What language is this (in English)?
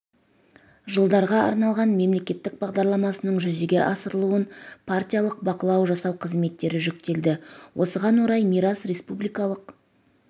Kazakh